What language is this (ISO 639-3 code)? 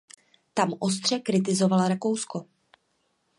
ces